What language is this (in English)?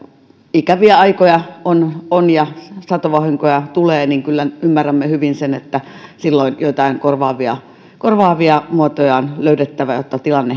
Finnish